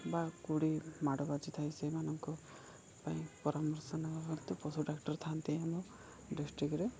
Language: Odia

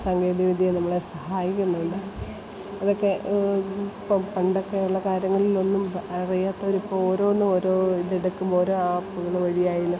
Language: Malayalam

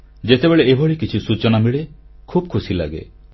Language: Odia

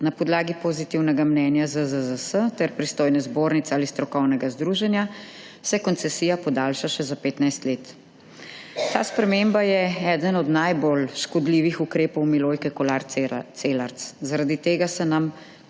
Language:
Slovenian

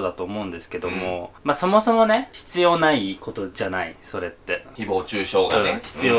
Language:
Japanese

